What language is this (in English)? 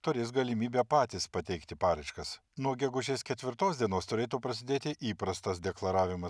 Lithuanian